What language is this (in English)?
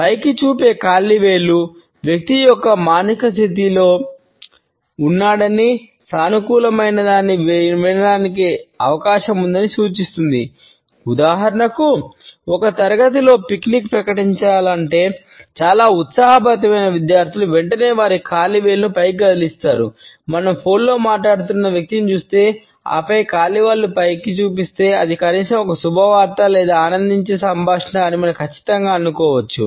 Telugu